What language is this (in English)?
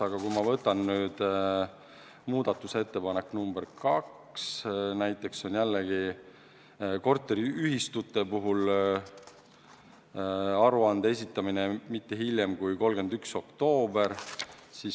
Estonian